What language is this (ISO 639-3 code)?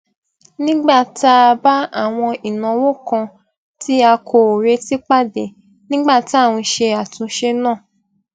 yor